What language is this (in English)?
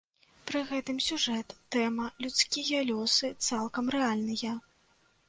Belarusian